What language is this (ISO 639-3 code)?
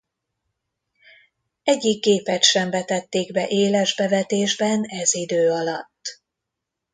hun